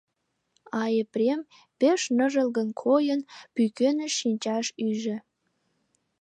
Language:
Mari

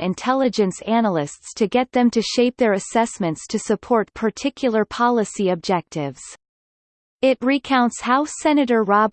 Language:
English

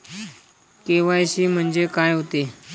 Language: Marathi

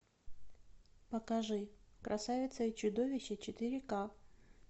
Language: Russian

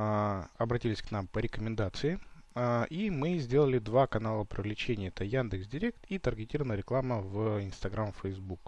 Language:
Russian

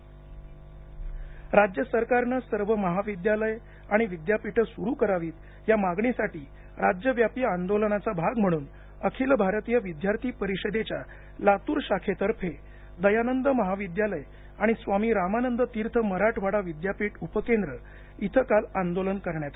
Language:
Marathi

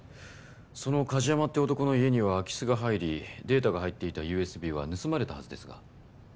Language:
Japanese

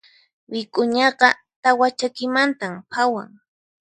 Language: Puno Quechua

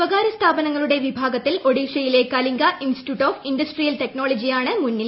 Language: Malayalam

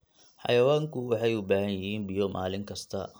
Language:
Somali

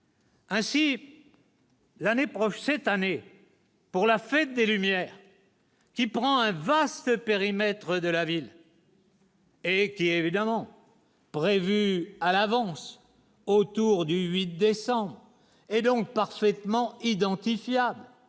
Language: French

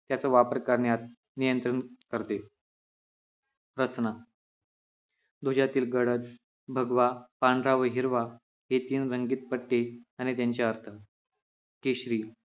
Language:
Marathi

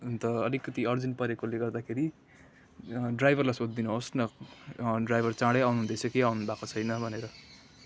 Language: Nepali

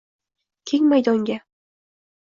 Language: Uzbek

